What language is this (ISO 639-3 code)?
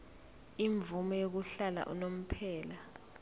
zul